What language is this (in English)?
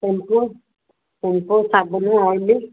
Odia